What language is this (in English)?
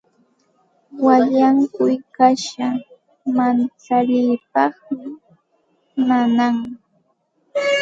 Santa Ana de Tusi Pasco Quechua